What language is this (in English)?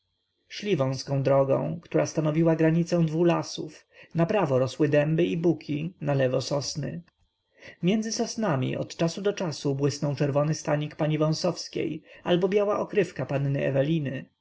Polish